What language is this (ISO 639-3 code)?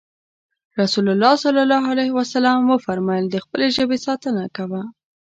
pus